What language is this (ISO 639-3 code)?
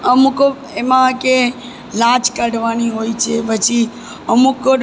guj